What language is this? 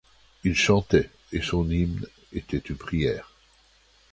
French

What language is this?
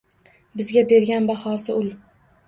Uzbek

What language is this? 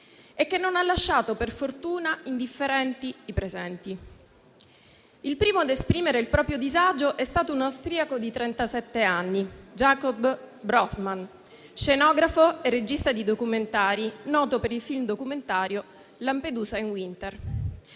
Italian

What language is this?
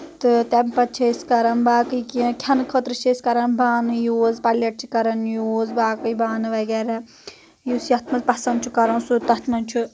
Kashmiri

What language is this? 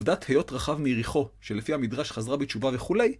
Hebrew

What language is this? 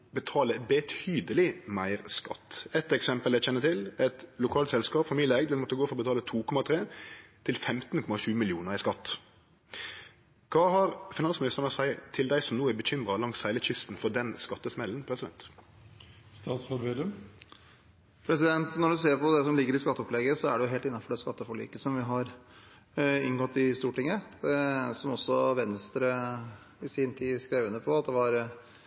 Norwegian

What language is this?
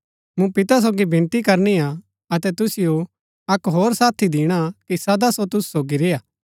Gaddi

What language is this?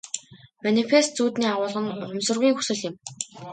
Mongolian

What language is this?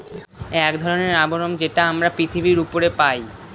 Bangla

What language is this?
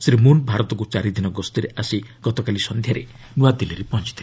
Odia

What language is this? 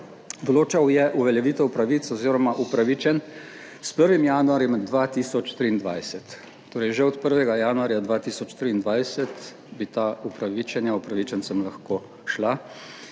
Slovenian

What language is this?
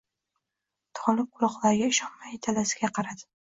Uzbek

